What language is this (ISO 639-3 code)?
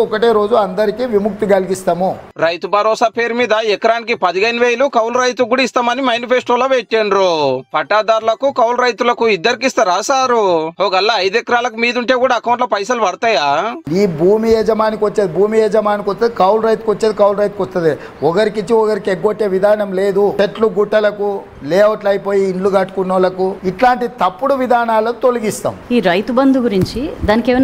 tel